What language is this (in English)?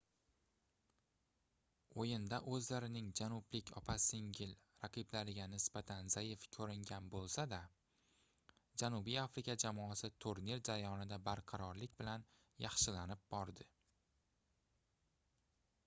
Uzbek